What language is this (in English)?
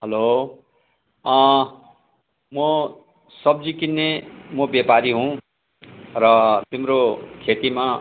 Nepali